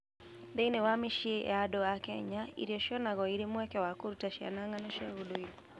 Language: Kikuyu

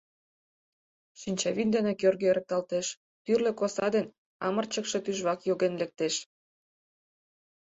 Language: Mari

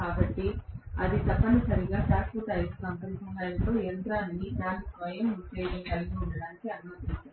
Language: Telugu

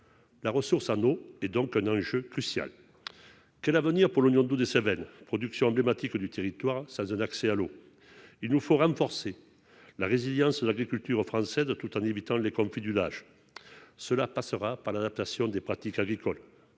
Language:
French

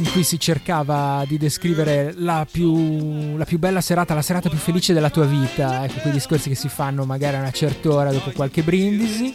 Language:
Italian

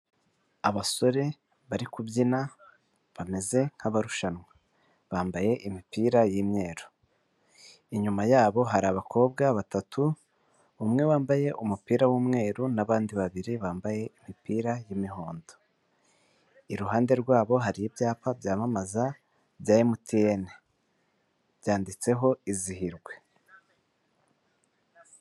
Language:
Kinyarwanda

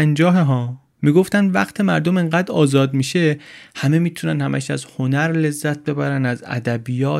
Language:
Persian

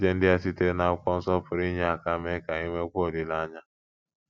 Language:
Igbo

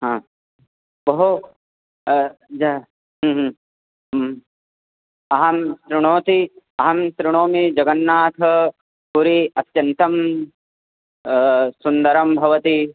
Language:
Sanskrit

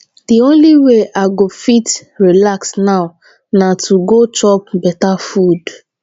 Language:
Nigerian Pidgin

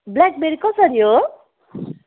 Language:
Nepali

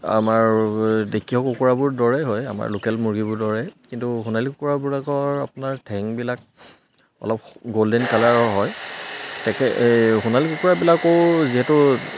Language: Assamese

